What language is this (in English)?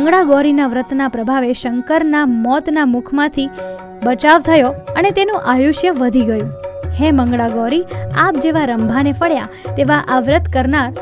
Gujarati